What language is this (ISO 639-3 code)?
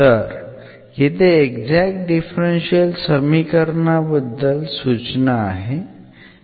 mar